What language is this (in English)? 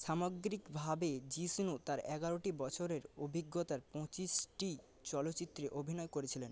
Bangla